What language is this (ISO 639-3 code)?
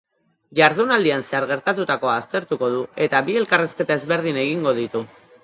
eus